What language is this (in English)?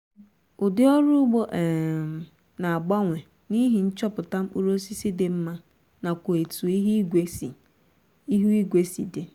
Igbo